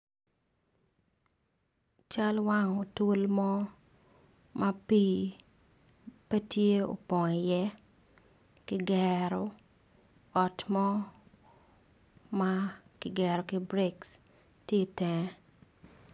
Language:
Acoli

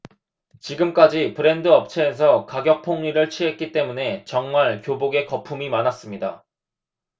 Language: Korean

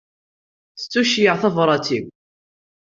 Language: Kabyle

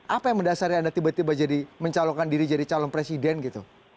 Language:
Indonesian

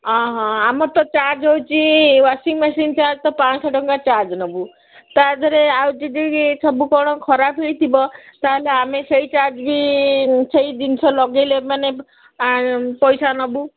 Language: Odia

